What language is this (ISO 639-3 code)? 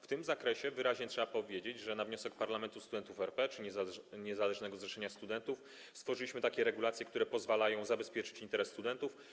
pol